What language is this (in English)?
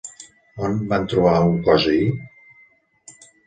Catalan